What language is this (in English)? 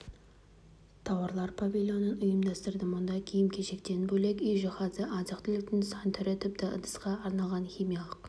Kazakh